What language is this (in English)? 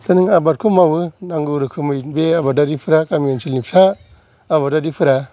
Bodo